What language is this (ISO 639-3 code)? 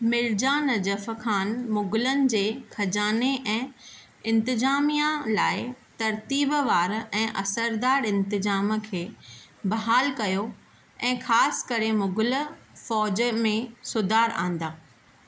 snd